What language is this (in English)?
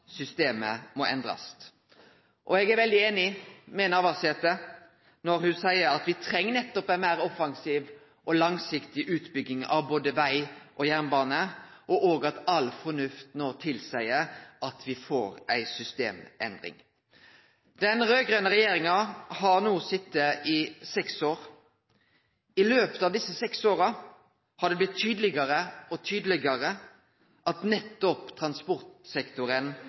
Norwegian Nynorsk